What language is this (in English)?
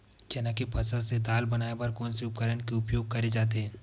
Chhattisgarhi